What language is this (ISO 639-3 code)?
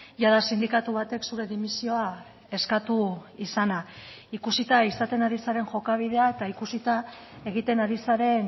eus